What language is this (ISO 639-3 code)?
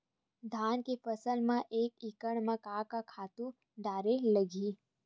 hne